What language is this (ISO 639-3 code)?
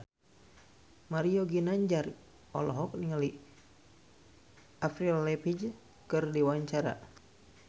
sun